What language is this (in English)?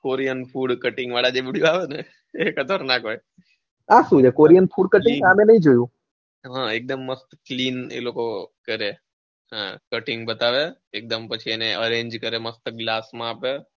Gujarati